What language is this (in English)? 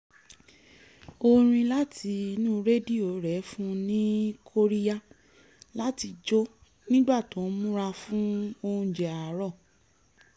Yoruba